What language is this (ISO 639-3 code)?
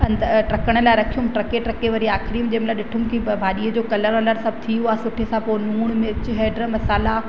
snd